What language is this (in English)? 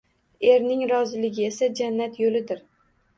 Uzbek